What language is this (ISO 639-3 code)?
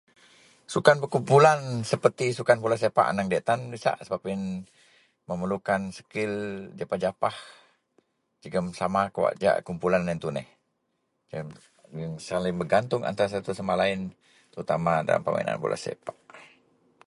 mel